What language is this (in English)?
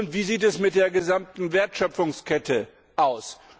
German